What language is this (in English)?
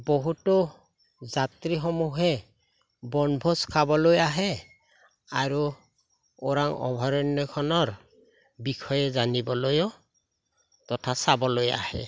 Assamese